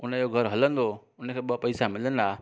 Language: Sindhi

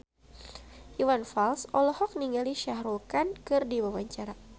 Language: Sundanese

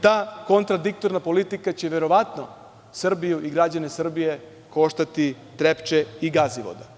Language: Serbian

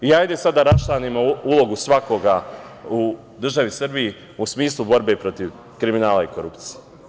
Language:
Serbian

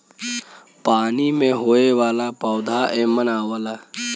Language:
Bhojpuri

